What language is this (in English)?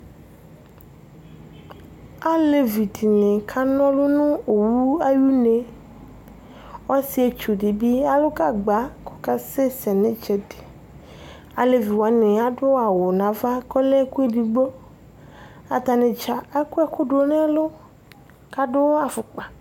Ikposo